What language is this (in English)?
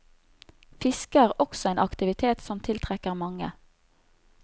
Norwegian